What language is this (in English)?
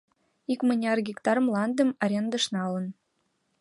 Mari